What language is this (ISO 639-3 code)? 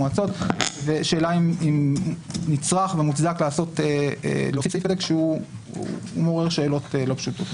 heb